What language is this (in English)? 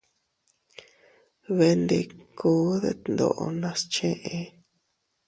Teutila Cuicatec